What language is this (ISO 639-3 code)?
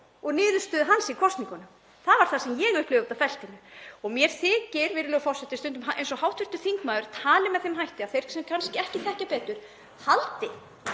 isl